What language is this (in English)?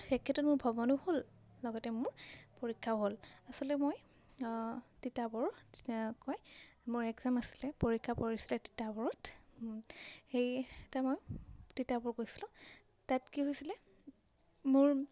Assamese